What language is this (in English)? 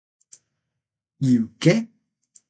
Portuguese